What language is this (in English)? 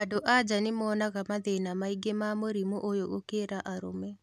Kikuyu